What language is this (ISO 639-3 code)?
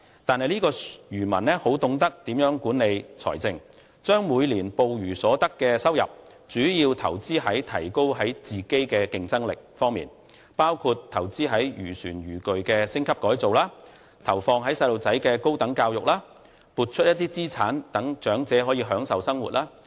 yue